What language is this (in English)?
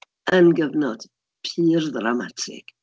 Welsh